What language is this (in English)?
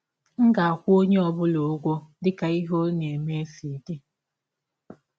Igbo